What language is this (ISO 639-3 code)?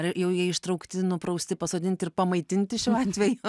lit